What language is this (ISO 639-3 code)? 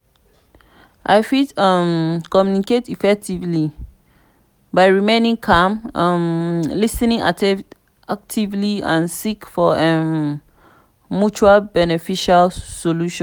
pcm